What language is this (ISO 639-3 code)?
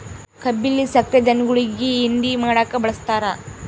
kan